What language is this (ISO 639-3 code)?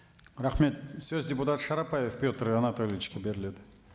kaz